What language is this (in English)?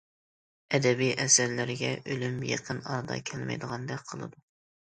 Uyghur